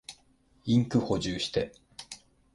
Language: Japanese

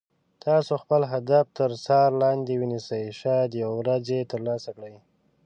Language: Pashto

